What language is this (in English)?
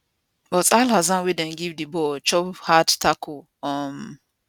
Nigerian Pidgin